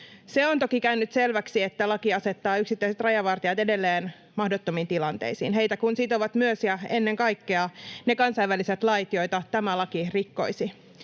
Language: Finnish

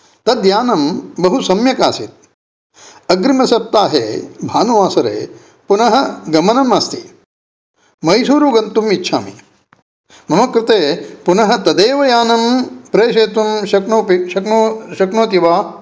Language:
Sanskrit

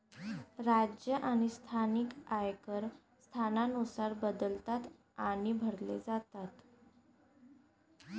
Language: Marathi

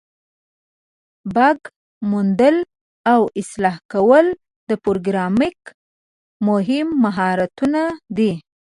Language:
Pashto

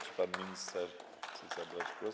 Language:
Polish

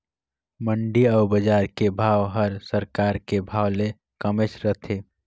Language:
Chhattisgarhi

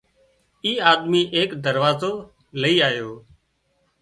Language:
Wadiyara Koli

